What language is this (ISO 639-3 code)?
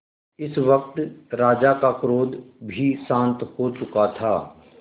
hin